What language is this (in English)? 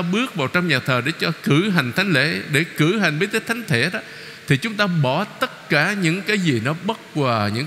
Vietnamese